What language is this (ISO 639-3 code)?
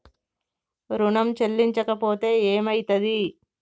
tel